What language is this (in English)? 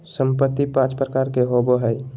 Magahi